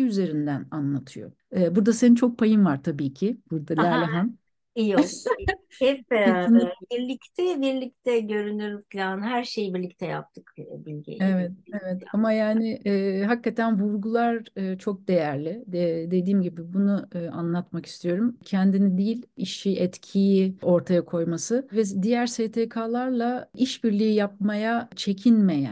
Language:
Turkish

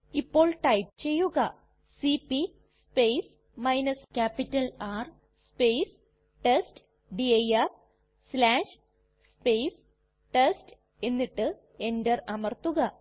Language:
Malayalam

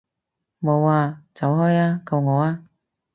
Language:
Cantonese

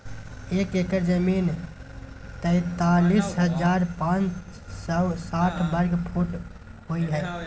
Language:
Maithili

